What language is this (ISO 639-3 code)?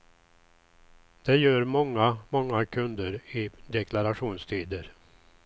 swe